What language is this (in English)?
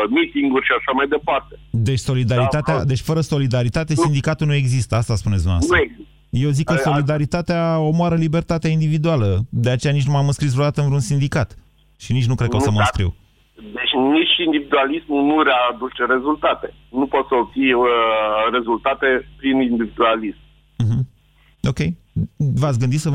Romanian